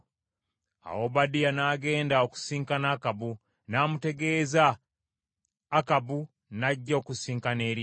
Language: Ganda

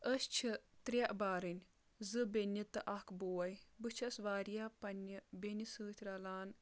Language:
Kashmiri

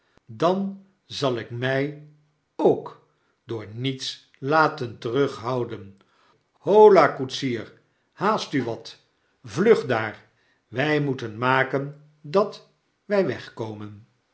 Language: Dutch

